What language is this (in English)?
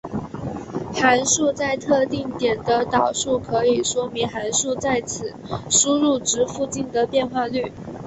Chinese